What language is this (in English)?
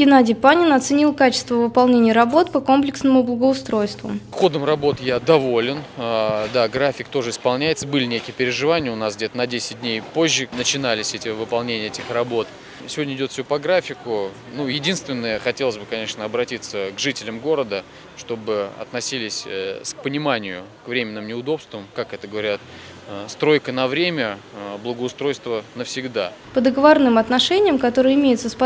Russian